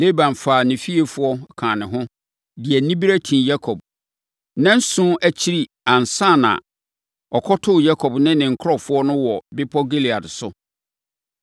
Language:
Akan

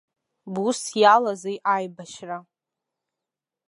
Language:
Abkhazian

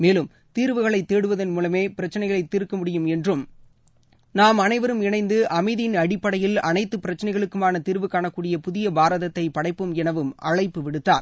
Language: Tamil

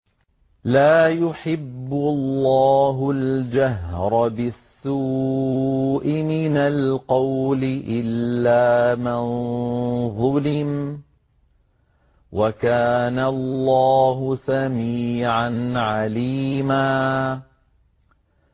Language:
Arabic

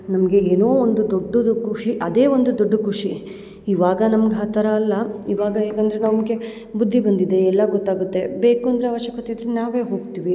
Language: Kannada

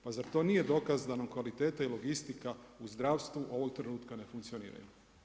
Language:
Croatian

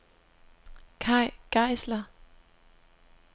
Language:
Danish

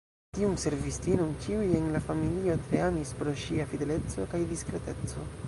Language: Esperanto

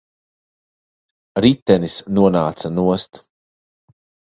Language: Latvian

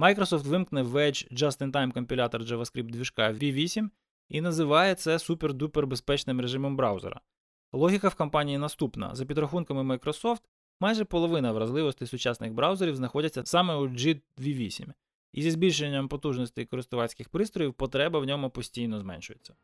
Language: Ukrainian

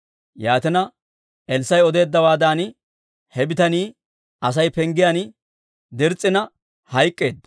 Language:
Dawro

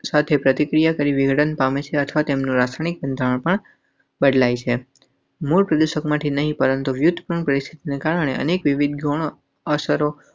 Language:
Gujarati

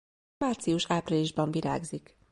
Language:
Hungarian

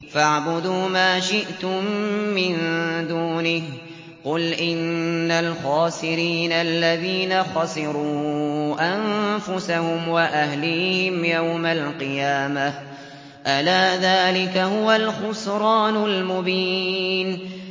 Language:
Arabic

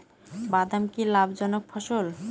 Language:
Bangla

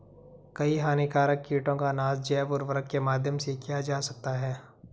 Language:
Hindi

